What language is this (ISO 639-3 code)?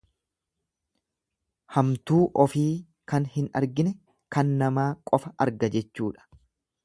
orm